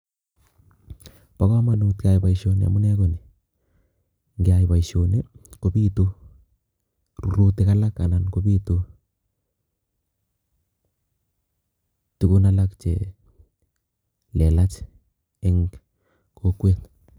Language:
Kalenjin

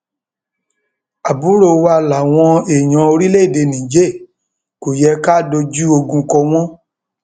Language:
Yoruba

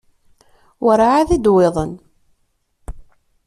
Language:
Kabyle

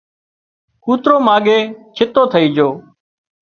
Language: Wadiyara Koli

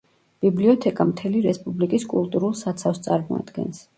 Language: Georgian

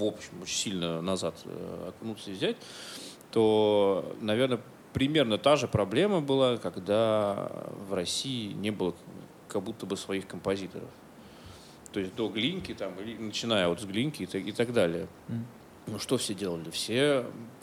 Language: Russian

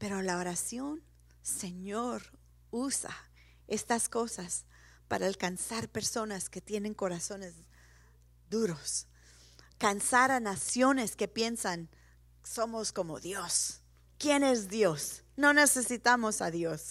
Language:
Spanish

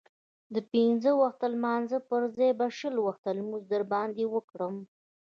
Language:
Pashto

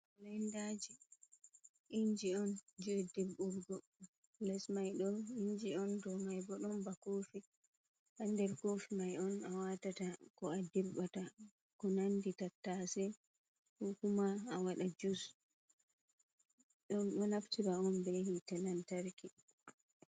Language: Fula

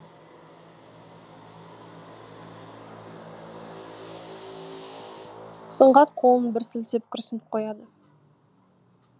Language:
Kazakh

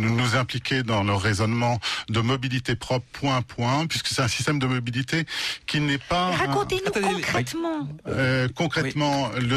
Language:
French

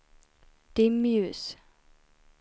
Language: Swedish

